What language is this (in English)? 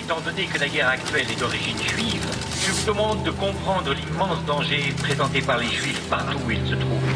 French